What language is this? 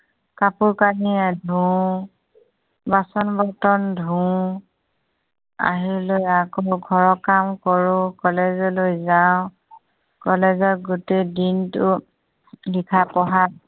Assamese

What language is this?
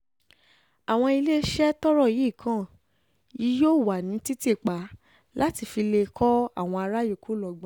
Yoruba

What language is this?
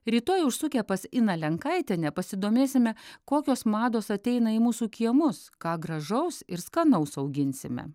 Lithuanian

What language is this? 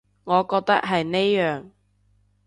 Cantonese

